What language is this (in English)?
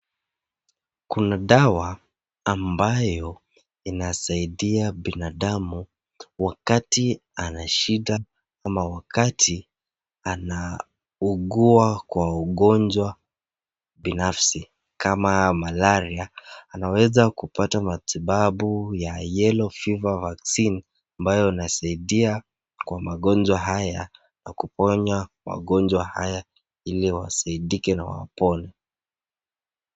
Swahili